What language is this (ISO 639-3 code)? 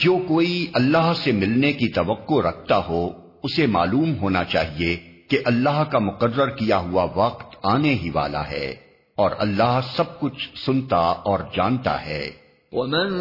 urd